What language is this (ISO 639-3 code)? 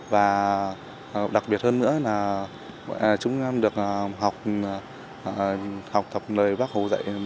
vie